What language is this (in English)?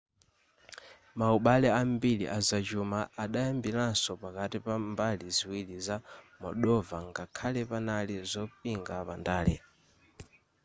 Nyanja